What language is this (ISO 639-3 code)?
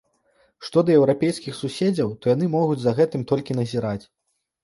bel